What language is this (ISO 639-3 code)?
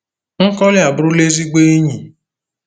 ibo